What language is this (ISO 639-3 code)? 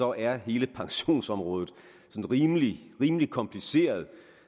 dan